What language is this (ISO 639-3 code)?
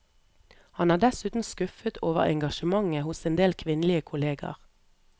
nor